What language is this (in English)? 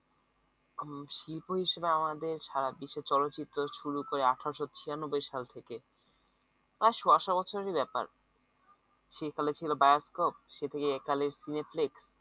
Bangla